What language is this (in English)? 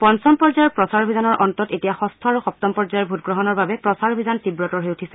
Assamese